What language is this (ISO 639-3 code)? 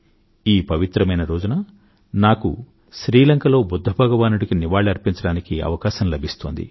tel